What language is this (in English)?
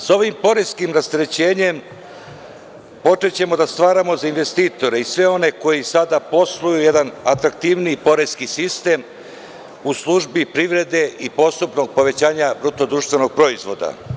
Serbian